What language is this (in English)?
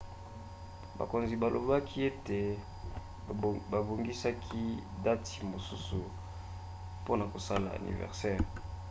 Lingala